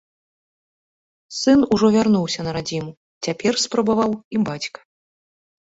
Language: Belarusian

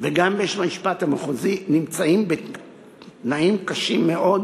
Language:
Hebrew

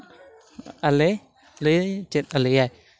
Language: Santali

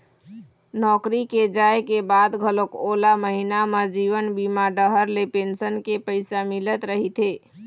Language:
Chhattisgarhi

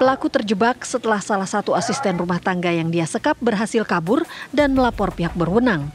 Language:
Indonesian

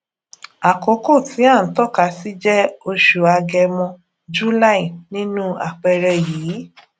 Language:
Yoruba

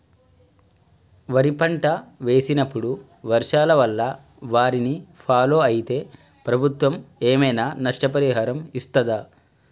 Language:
Telugu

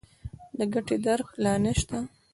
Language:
Pashto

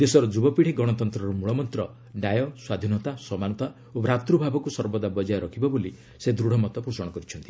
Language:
Odia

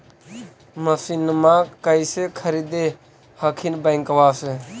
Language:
Magahi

